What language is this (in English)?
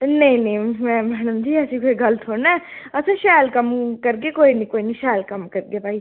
Dogri